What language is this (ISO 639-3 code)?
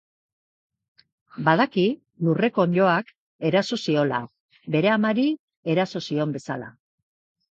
eus